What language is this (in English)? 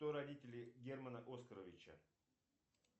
Russian